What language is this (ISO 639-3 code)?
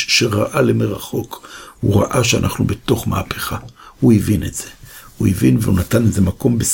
heb